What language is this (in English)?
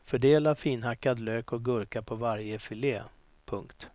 Swedish